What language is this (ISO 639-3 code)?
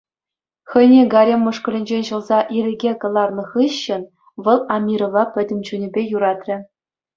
chv